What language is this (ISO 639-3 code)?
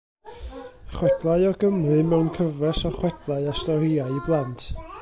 cym